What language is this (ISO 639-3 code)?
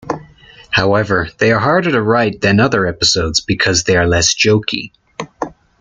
eng